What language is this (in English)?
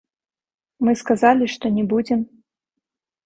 Belarusian